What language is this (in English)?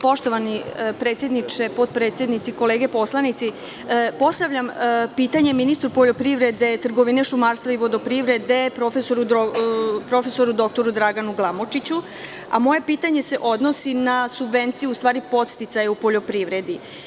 Serbian